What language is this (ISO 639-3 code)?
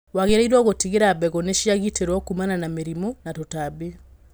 kik